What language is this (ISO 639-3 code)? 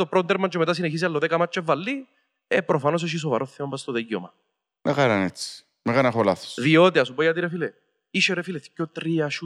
ell